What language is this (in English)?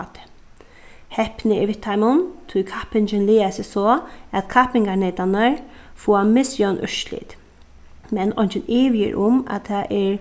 Faroese